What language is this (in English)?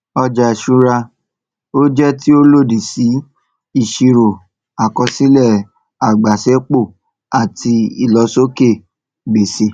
Yoruba